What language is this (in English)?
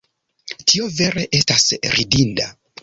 Esperanto